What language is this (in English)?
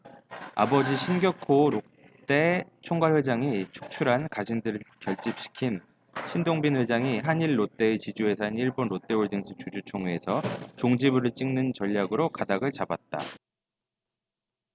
Korean